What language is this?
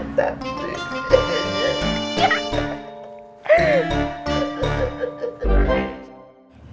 Indonesian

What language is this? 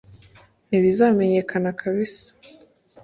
Kinyarwanda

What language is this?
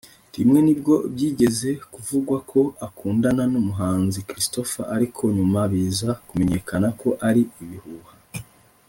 Kinyarwanda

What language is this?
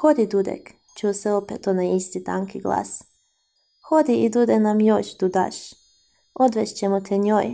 Croatian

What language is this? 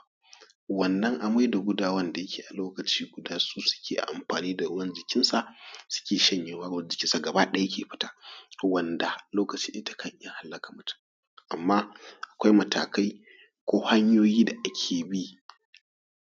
Hausa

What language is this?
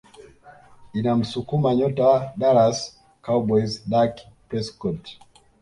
Swahili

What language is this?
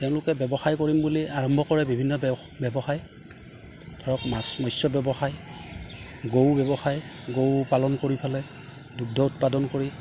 Assamese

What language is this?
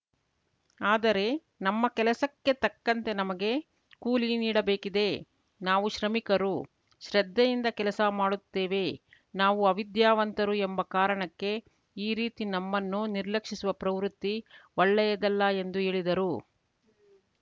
Kannada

